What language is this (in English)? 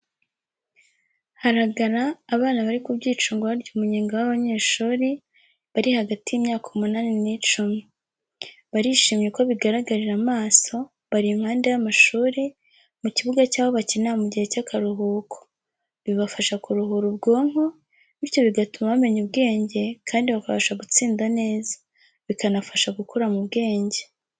Kinyarwanda